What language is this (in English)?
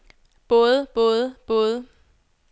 Danish